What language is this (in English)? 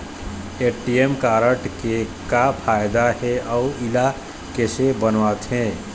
Chhattisgarhi